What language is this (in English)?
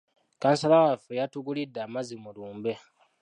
Ganda